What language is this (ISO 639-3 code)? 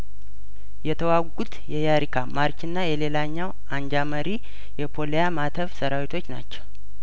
amh